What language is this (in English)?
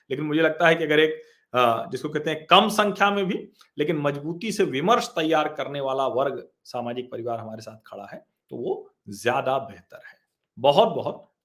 Hindi